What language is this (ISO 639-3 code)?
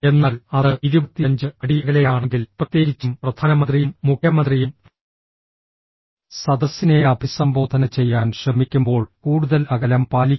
mal